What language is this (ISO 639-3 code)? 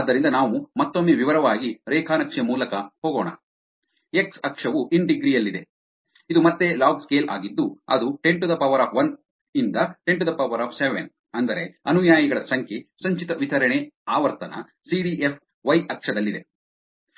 kan